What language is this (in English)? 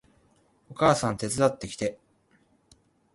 Japanese